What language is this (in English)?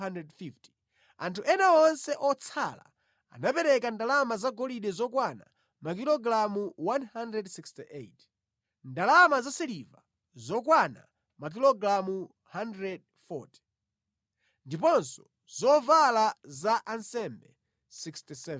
Nyanja